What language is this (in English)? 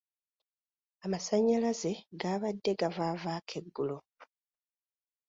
Ganda